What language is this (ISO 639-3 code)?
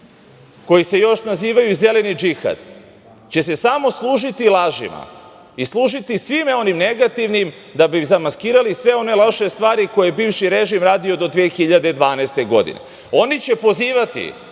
srp